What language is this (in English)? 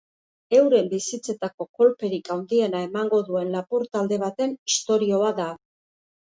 Basque